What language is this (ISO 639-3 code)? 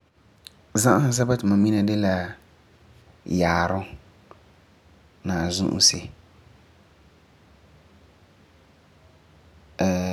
gur